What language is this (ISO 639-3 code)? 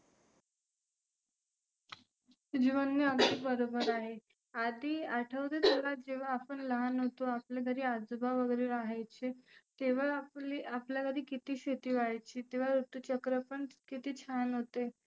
mar